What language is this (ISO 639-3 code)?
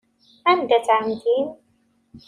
kab